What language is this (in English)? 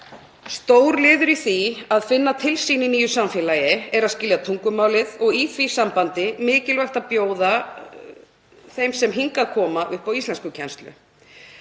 Icelandic